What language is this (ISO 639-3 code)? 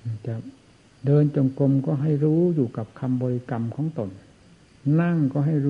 tha